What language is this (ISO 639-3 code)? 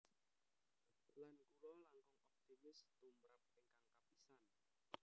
jav